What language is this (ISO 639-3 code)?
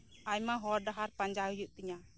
sat